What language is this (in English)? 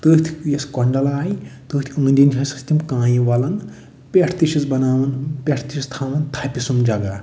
Kashmiri